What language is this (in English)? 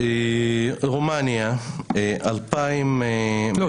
Hebrew